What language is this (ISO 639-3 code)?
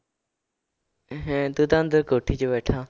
pan